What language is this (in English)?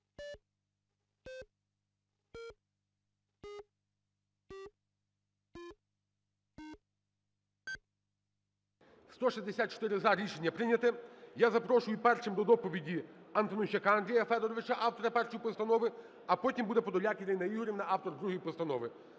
Ukrainian